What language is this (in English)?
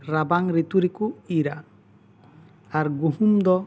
Santali